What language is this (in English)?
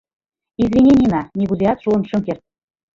Mari